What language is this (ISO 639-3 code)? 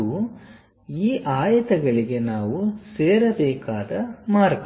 kan